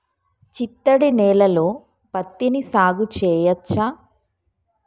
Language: Telugu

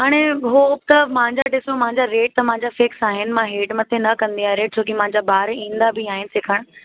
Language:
Sindhi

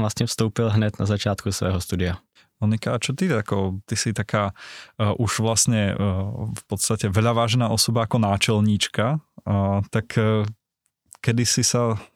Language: Czech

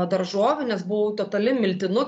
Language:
Lithuanian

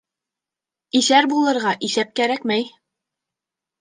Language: Bashkir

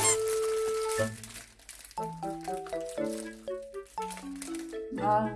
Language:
Korean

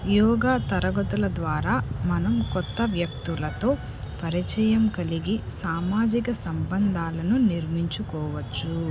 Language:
Telugu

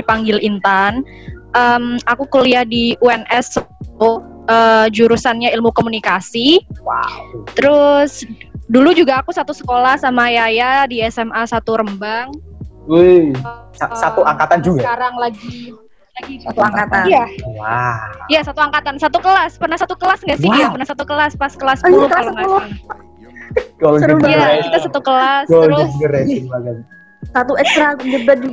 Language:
Indonesian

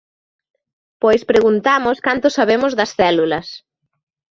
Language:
Galician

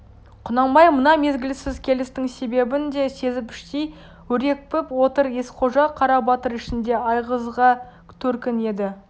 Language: Kazakh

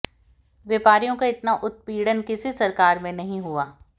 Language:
Hindi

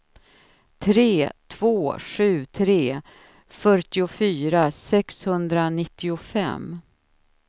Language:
Swedish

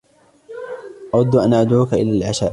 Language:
Arabic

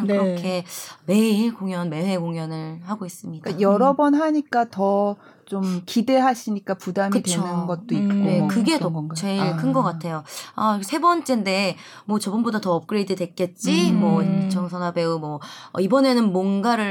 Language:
Korean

